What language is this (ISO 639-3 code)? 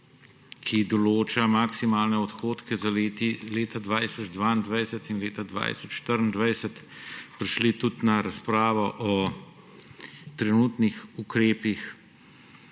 slv